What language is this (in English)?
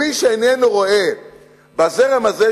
Hebrew